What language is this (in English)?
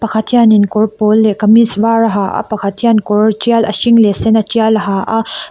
Mizo